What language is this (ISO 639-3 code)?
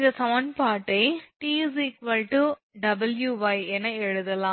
tam